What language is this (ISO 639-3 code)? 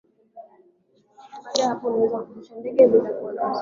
swa